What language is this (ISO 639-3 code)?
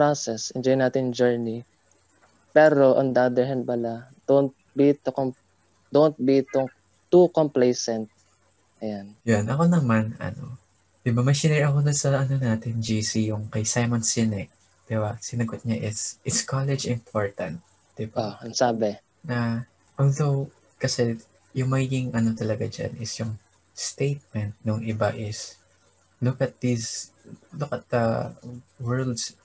fil